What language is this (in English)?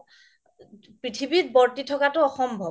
Assamese